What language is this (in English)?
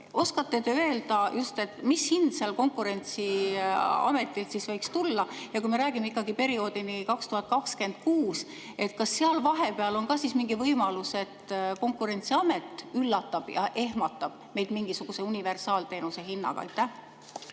Estonian